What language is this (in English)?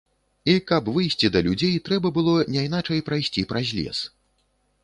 Belarusian